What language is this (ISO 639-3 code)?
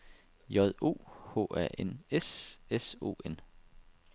dan